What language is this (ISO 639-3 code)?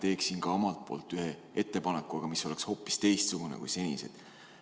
est